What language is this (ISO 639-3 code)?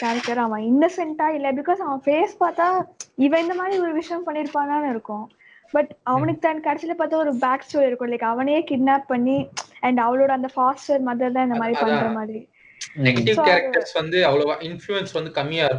tam